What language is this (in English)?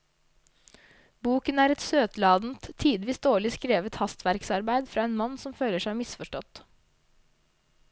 Norwegian